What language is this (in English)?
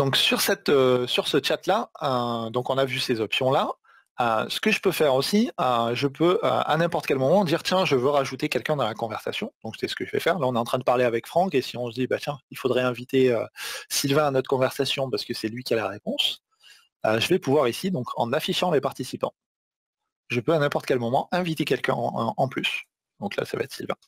French